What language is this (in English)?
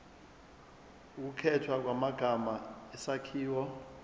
Zulu